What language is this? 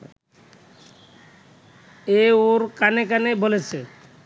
Bangla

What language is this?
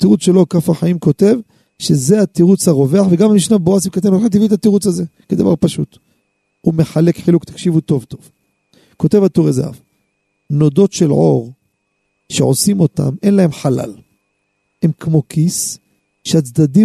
Hebrew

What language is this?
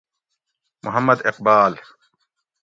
Gawri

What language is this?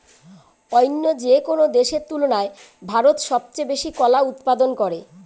Bangla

